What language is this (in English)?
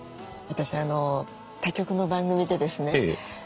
Japanese